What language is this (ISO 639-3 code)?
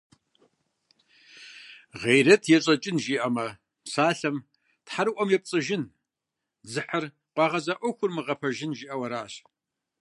kbd